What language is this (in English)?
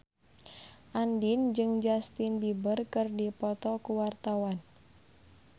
Sundanese